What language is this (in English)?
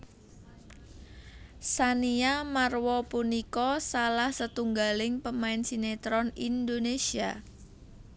Javanese